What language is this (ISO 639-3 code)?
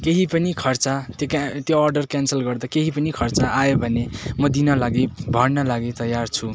nep